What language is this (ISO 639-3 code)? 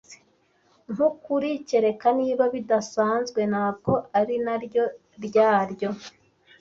kin